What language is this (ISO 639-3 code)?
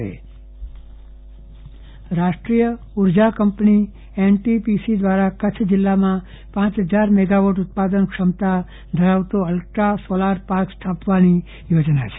guj